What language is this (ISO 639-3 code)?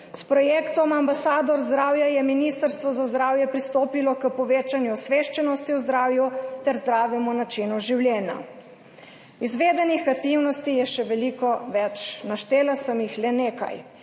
slv